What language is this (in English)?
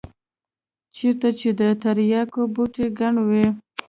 Pashto